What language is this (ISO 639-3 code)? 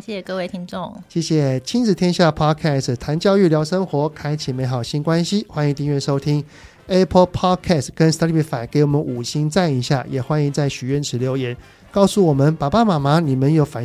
zho